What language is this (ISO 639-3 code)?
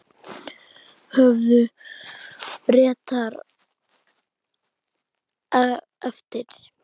isl